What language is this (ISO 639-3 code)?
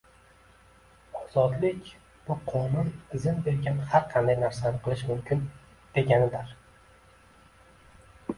uzb